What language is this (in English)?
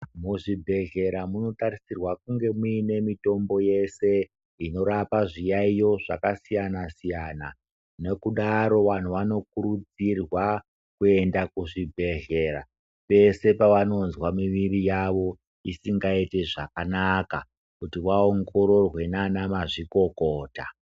Ndau